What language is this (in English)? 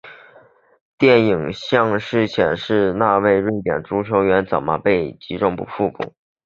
Chinese